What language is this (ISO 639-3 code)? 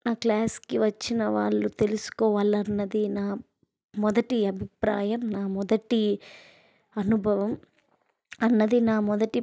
tel